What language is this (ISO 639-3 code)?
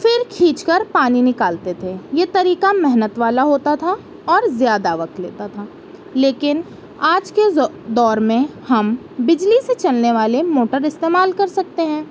urd